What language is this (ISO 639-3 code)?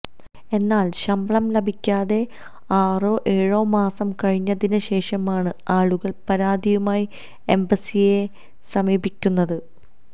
mal